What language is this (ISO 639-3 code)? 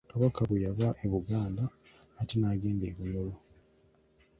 lug